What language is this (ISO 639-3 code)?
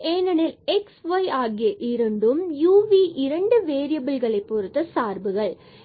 tam